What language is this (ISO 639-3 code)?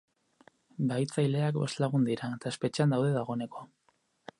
eus